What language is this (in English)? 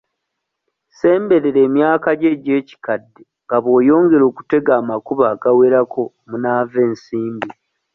Ganda